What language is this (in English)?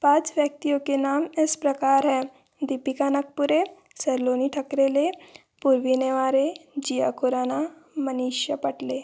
Hindi